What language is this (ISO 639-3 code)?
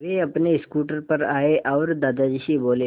hin